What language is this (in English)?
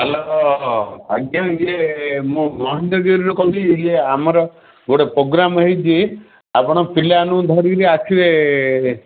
Odia